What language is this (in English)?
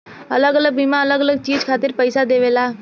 Bhojpuri